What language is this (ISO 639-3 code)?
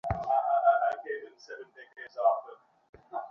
ben